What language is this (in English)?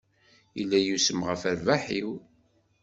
Kabyle